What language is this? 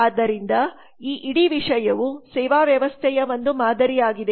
Kannada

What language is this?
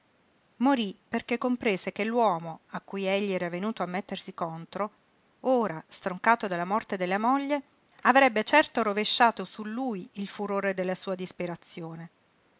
Italian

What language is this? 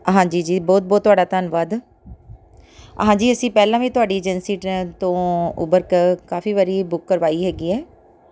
Punjabi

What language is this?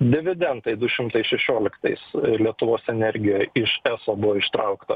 Lithuanian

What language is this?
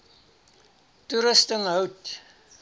Afrikaans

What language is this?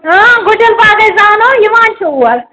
Kashmiri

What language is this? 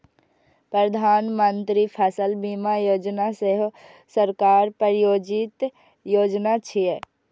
Maithili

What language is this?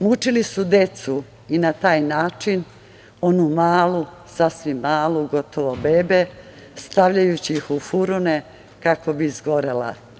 Serbian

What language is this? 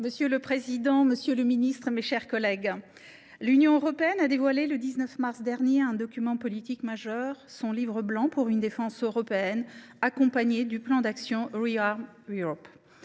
French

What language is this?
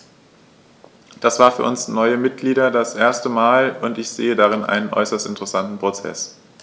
German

